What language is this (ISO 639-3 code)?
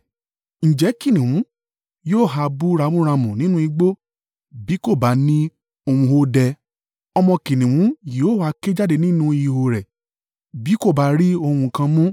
yor